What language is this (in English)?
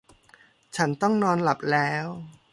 Thai